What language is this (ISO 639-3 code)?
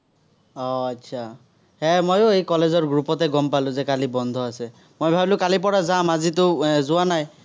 asm